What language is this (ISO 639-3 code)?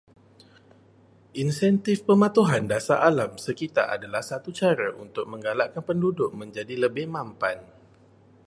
msa